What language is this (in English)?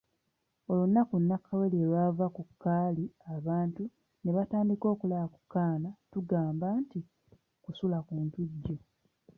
Ganda